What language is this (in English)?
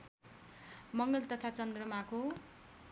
Nepali